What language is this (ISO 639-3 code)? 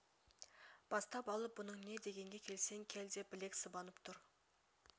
kaz